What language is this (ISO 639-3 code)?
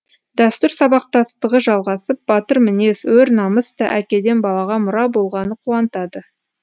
kaz